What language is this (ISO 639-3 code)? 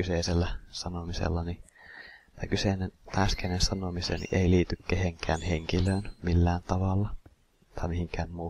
fin